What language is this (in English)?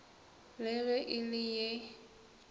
Northern Sotho